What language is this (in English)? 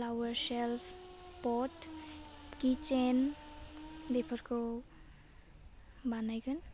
Bodo